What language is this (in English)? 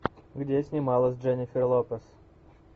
Russian